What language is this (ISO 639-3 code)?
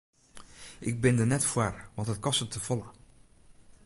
fry